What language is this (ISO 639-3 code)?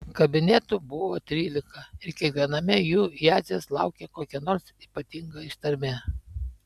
lit